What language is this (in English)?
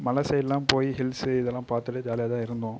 Tamil